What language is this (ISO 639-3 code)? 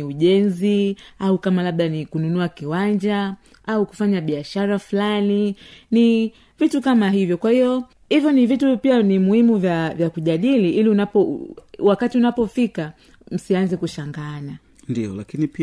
swa